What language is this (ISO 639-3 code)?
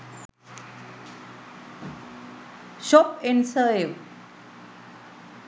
sin